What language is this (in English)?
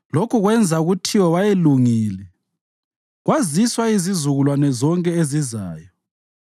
North Ndebele